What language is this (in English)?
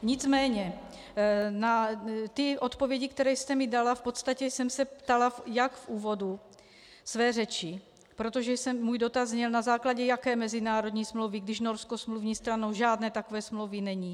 Czech